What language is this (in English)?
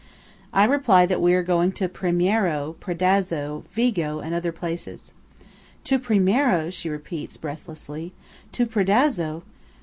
English